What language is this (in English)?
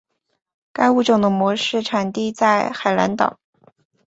Chinese